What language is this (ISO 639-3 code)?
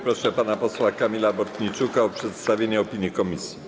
pol